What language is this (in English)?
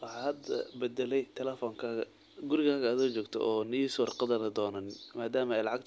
Somali